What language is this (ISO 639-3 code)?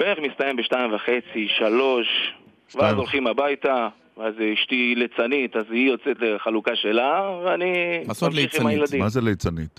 heb